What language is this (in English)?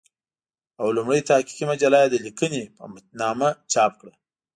Pashto